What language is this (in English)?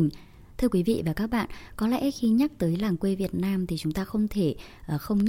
Vietnamese